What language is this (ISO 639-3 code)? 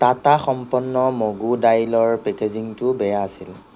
asm